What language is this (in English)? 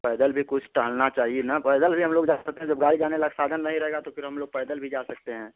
Hindi